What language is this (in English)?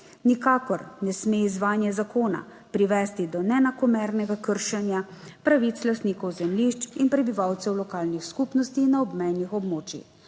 Slovenian